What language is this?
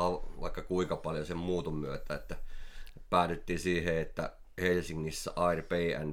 Finnish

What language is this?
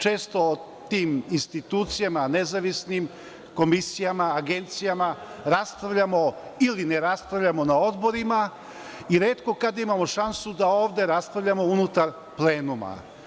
Serbian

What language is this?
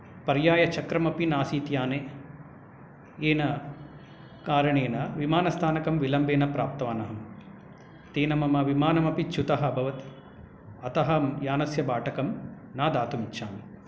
Sanskrit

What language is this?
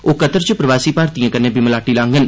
Dogri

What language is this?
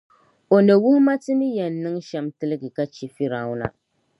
Dagbani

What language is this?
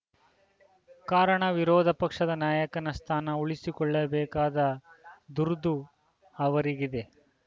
Kannada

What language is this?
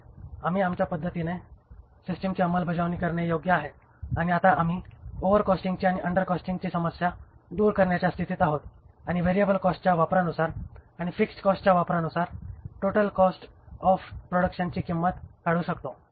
Marathi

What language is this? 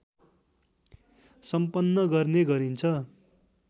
Nepali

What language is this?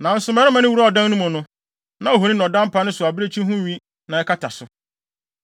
Akan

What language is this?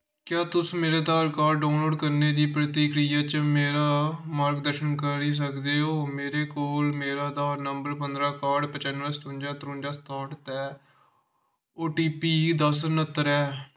Dogri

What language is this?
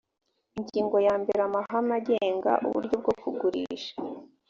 Kinyarwanda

